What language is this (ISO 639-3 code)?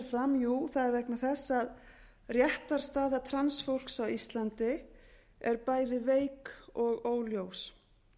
isl